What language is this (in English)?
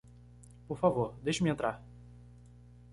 Portuguese